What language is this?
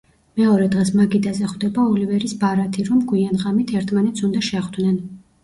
Georgian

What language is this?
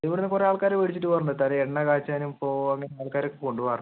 Malayalam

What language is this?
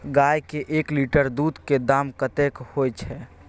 Maithili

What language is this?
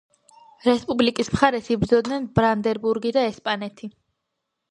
Georgian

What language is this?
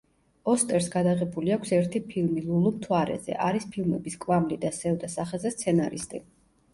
Georgian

